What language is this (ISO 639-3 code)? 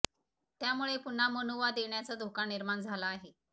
mar